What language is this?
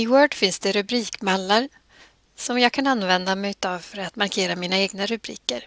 Swedish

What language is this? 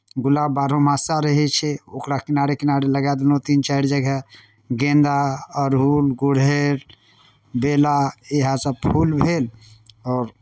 Maithili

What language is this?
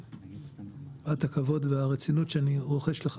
Hebrew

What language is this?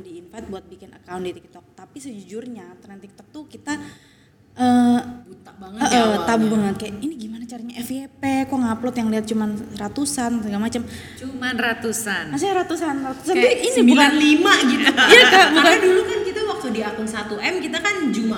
Indonesian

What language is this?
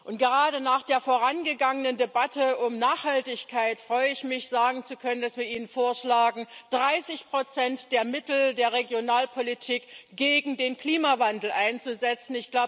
German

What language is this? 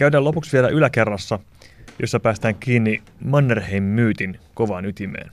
Finnish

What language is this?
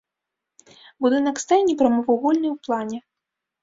Belarusian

